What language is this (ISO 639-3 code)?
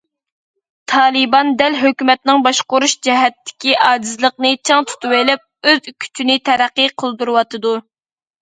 uig